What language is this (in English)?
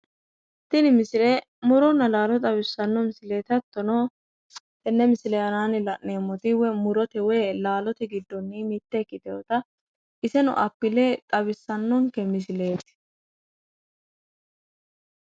Sidamo